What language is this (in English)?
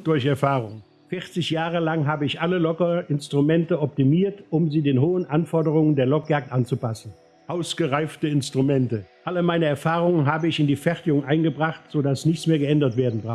German